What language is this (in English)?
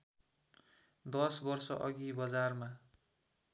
Nepali